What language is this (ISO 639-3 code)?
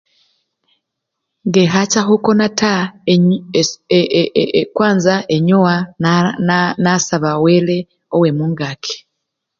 luy